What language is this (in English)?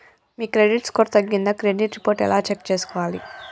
Telugu